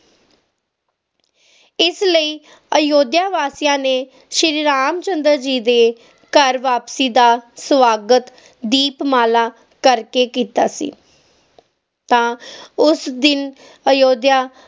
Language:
Punjabi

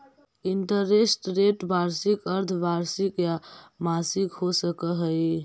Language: Magahi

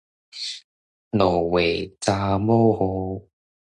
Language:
Min Nan Chinese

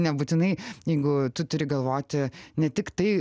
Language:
Lithuanian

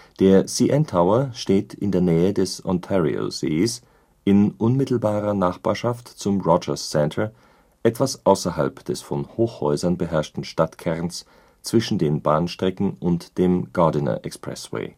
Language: German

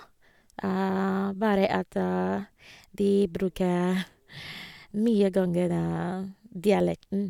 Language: Norwegian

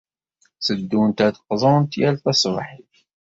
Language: Kabyle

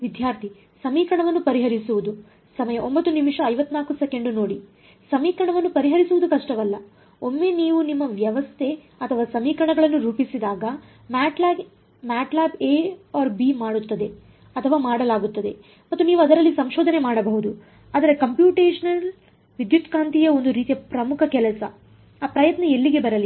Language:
Kannada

